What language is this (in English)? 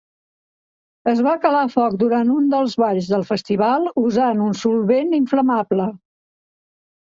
Catalan